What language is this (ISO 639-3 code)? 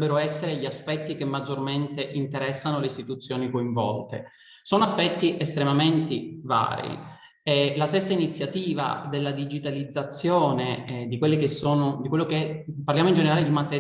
ita